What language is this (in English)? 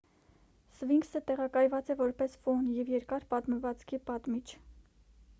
Armenian